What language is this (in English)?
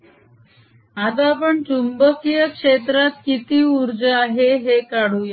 Marathi